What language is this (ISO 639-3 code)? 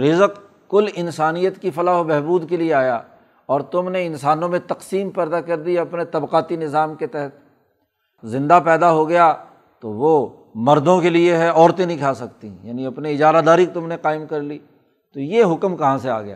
urd